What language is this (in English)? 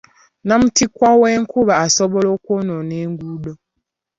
Ganda